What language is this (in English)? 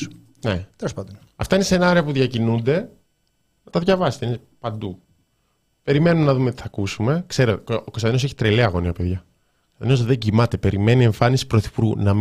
Greek